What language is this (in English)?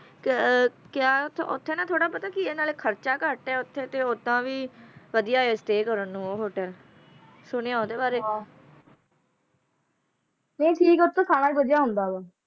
Punjabi